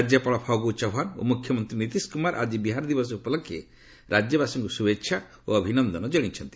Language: Odia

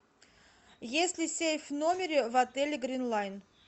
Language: Russian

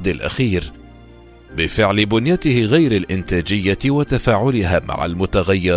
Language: Arabic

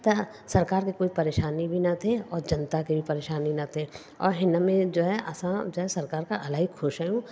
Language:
Sindhi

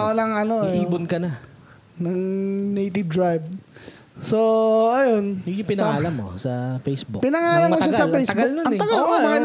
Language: Filipino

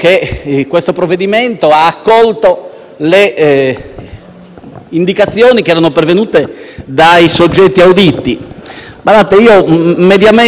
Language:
Italian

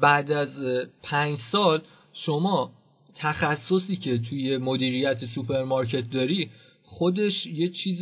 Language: Persian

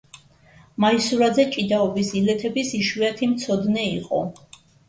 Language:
Georgian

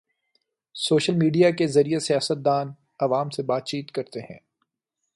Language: Urdu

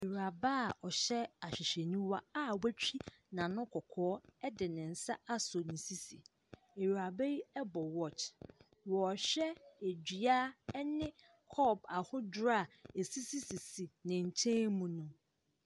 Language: Akan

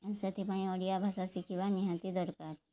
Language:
Odia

